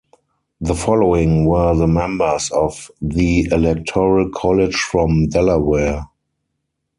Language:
English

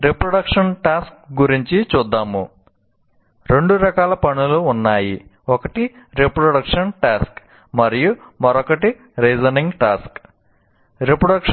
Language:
Telugu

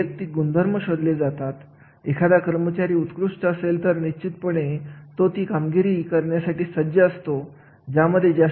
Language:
Marathi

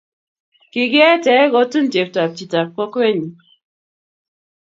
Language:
Kalenjin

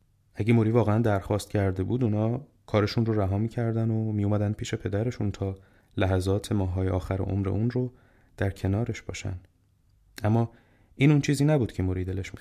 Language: Persian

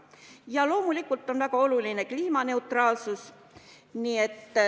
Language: Estonian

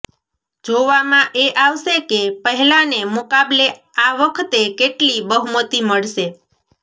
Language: Gujarati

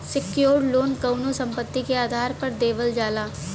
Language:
Bhojpuri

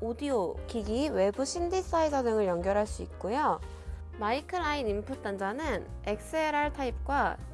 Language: Korean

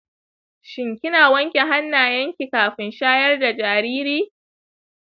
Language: Hausa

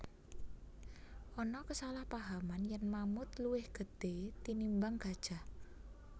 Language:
Javanese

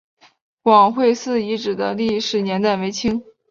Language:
Chinese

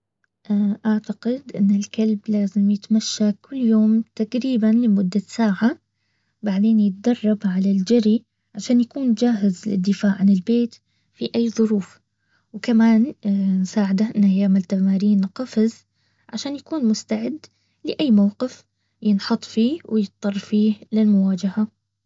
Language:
Baharna Arabic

